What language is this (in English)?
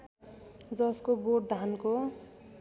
Nepali